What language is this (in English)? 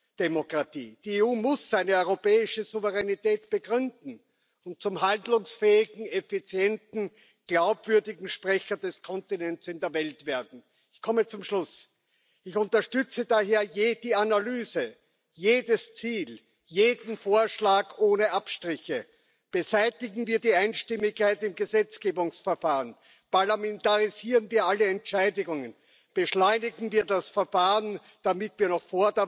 Dutch